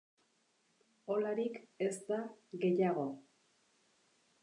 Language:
Basque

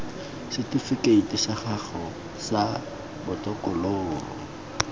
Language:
Tswana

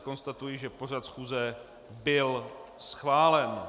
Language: Czech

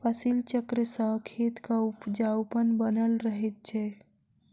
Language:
Maithili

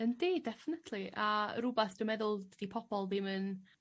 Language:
Welsh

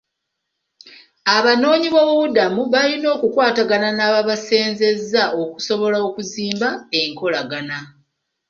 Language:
Ganda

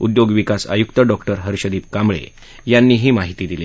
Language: Marathi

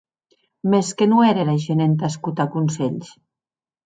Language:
Occitan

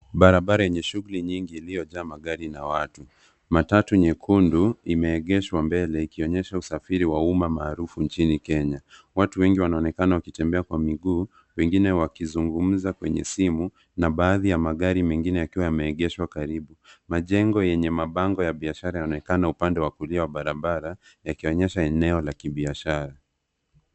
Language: Swahili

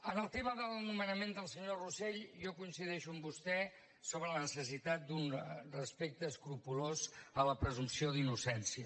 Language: Catalan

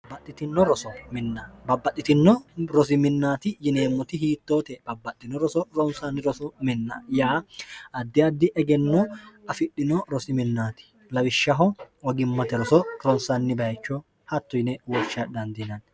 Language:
Sidamo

